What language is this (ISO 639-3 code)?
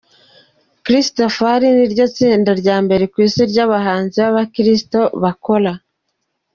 kin